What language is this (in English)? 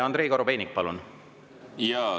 Estonian